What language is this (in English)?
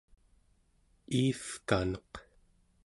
Central Yupik